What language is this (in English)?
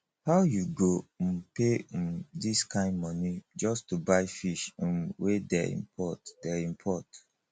Nigerian Pidgin